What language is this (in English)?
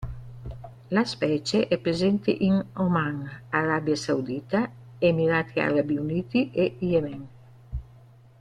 Italian